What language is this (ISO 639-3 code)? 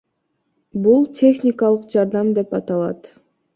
kir